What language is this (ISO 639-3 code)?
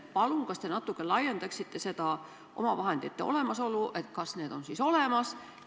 est